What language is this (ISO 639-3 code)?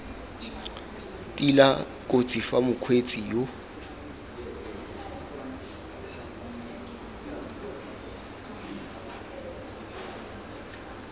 tsn